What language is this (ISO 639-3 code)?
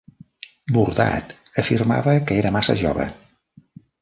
cat